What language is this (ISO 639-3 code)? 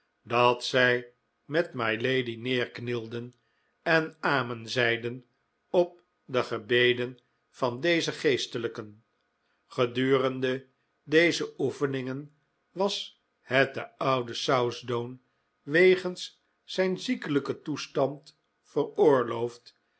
nld